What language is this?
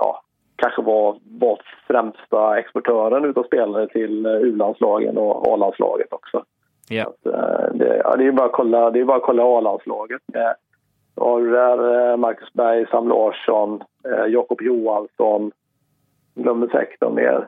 Swedish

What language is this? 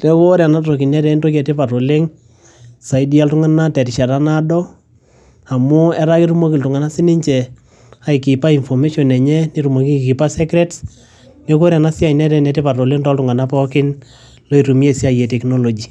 Masai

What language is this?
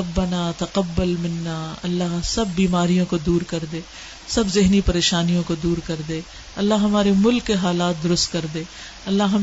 Urdu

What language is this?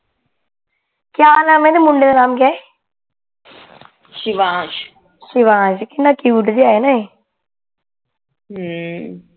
Punjabi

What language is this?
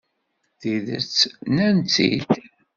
Kabyle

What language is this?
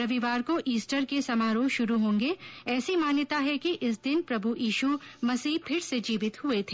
Hindi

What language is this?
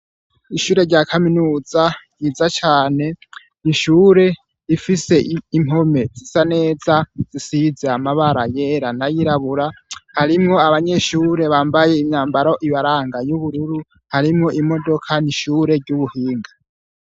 Rundi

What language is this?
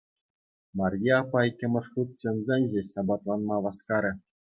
Chuvash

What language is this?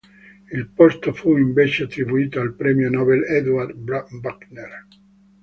Italian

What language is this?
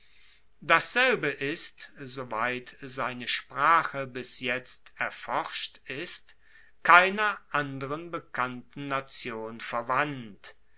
German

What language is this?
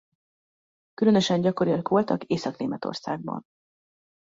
Hungarian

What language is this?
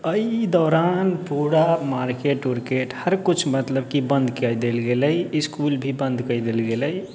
Maithili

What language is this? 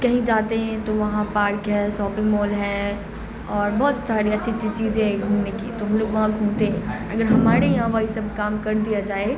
Urdu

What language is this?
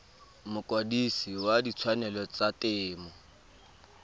Tswana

